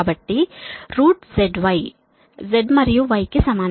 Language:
Telugu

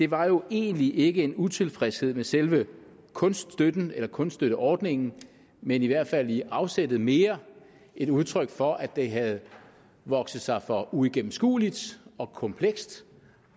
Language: Danish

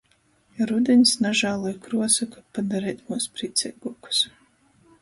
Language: Latgalian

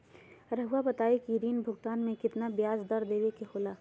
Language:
Magahi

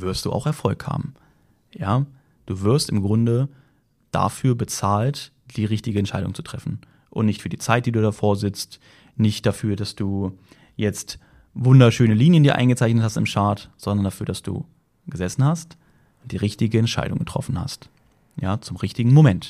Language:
German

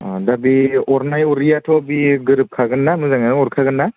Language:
Bodo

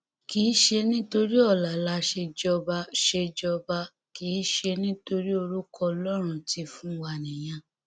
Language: Yoruba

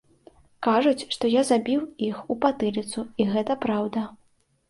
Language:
Belarusian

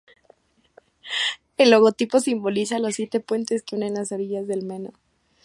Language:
Spanish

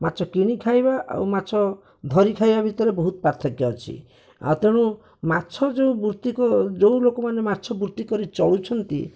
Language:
Odia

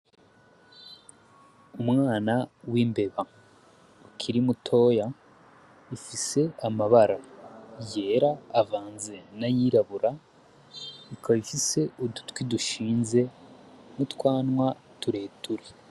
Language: Rundi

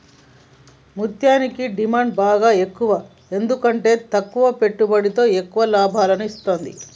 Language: Telugu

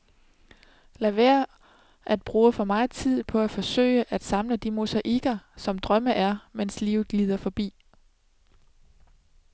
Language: Danish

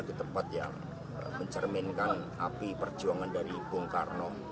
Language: Indonesian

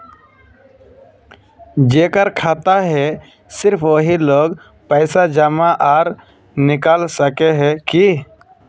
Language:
Magahi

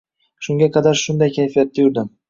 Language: Uzbek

